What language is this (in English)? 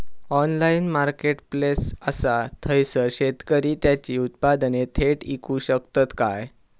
Marathi